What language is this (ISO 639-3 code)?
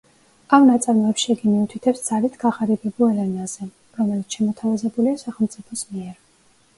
kat